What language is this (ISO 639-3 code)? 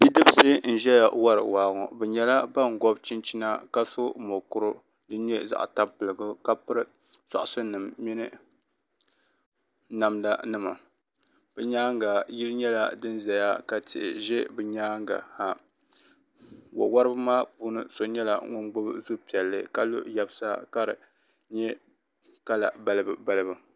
dag